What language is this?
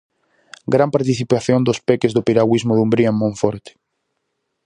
Galician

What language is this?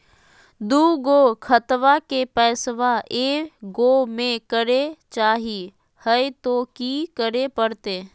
Magahi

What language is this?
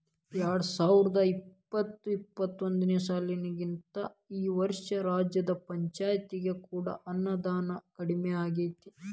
Kannada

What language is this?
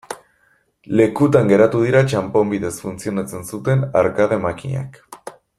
Basque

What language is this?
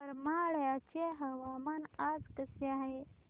Marathi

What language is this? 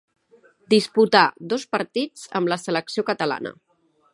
Catalan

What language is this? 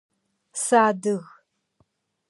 Adyghe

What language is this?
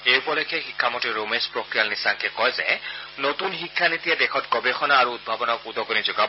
Assamese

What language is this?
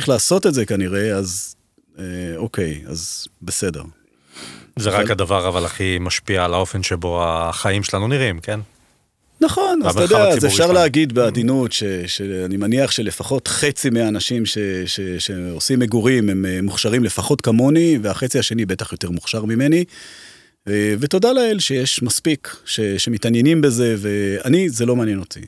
Hebrew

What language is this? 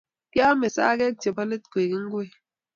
Kalenjin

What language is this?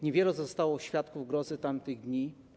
Polish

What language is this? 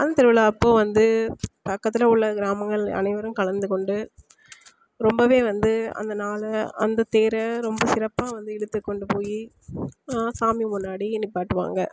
Tamil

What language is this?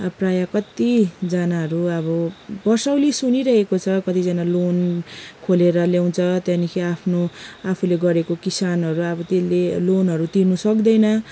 Nepali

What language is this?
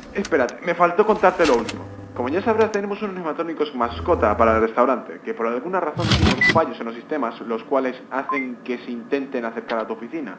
Spanish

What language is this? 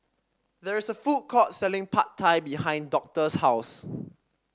English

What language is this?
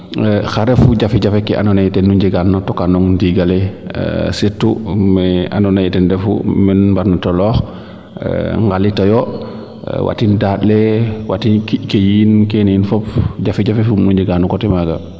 Serer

